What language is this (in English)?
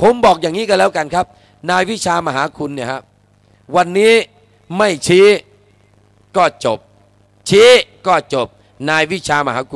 Thai